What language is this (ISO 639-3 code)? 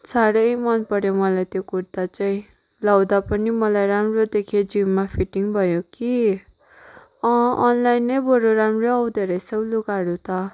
nep